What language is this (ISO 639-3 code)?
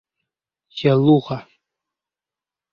uzb